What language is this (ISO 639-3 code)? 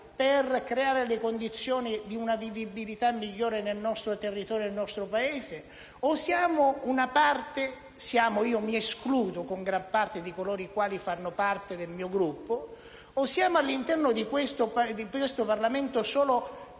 ita